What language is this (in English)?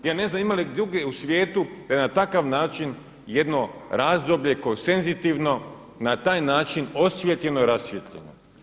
Croatian